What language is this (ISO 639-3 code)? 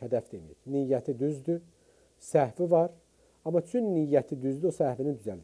tur